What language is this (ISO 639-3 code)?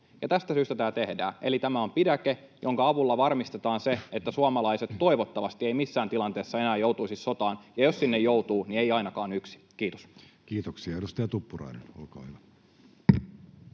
fin